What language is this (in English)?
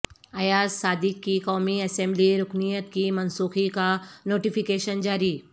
Urdu